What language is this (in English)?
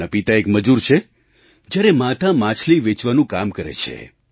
Gujarati